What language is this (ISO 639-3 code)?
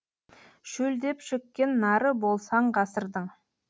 kaz